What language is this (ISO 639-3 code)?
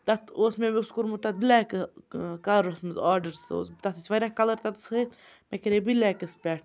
kas